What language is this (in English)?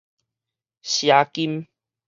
Min Nan Chinese